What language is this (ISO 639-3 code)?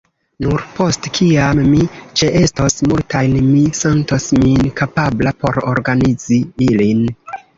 epo